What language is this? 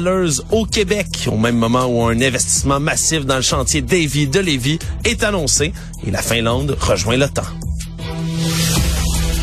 French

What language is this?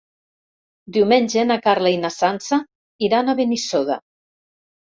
Catalan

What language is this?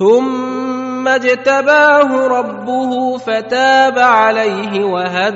Arabic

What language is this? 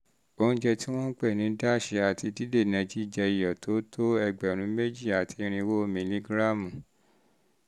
Yoruba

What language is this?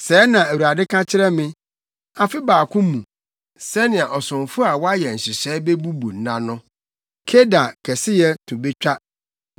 Akan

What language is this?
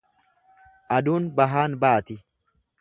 Oromo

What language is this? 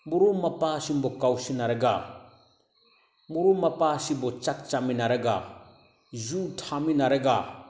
Manipuri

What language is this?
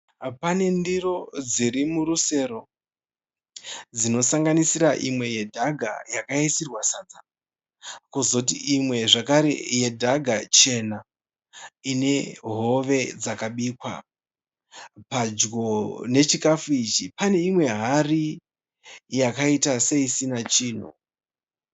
Shona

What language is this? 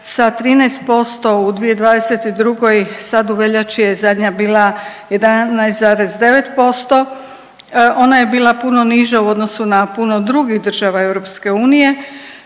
Croatian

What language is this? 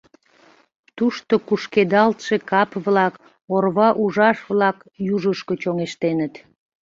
Mari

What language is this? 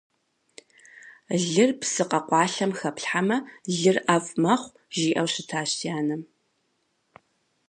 Kabardian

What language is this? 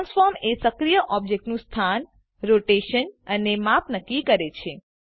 Gujarati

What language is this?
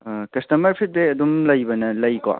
Manipuri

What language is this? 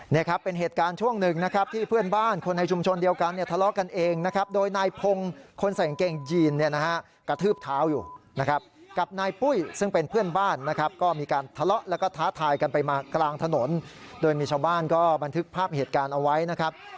Thai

